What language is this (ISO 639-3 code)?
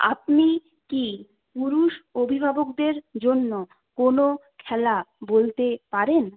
ben